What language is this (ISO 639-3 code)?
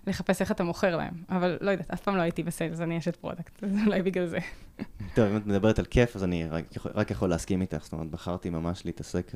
heb